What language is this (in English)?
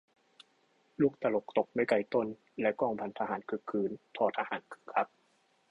Thai